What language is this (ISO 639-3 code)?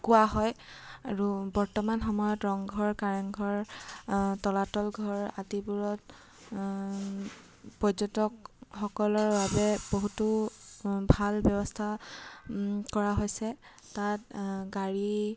asm